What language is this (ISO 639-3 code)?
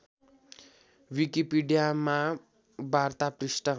nep